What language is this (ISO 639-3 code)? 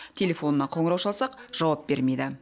kaz